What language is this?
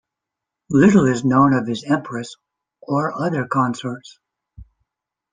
English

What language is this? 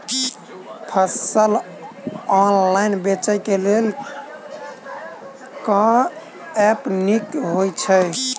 Maithili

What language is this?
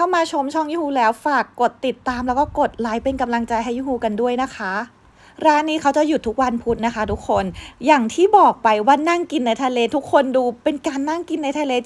Thai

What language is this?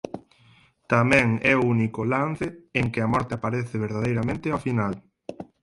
Galician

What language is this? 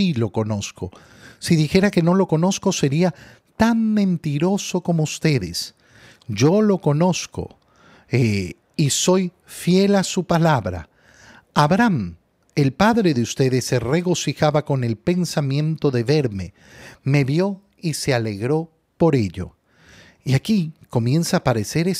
Spanish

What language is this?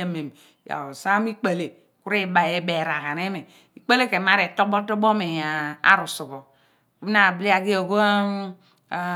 Abua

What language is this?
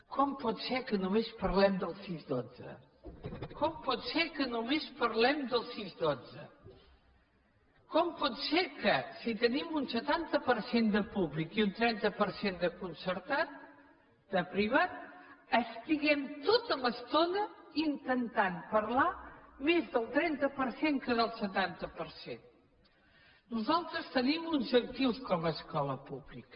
Catalan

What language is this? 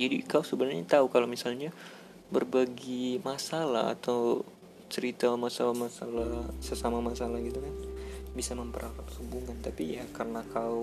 Indonesian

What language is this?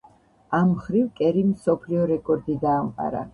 Georgian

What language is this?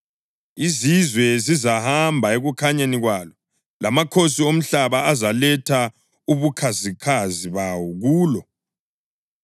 North Ndebele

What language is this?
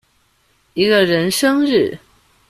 Chinese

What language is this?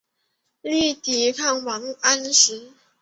Chinese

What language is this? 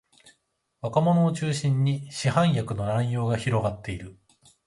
Japanese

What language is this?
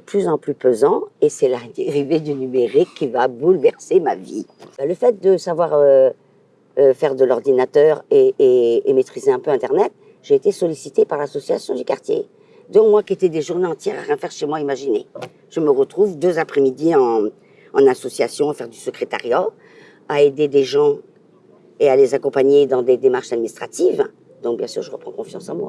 French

